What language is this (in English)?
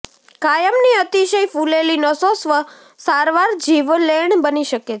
Gujarati